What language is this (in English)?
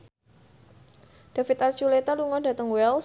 Javanese